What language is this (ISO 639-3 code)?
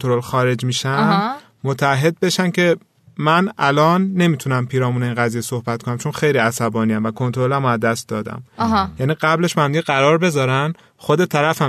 fas